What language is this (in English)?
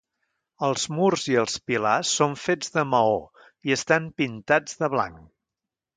Catalan